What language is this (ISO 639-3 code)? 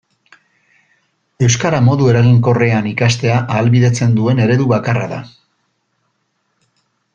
eus